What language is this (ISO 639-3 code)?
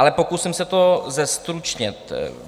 ces